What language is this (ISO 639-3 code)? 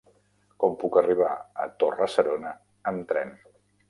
cat